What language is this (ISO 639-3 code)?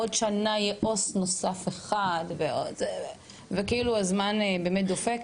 heb